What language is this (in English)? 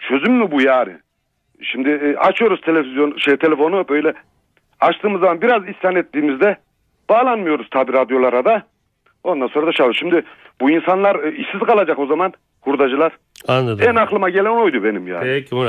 Turkish